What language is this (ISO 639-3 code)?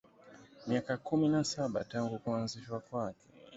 swa